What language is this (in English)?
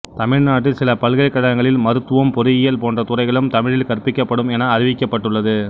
Tamil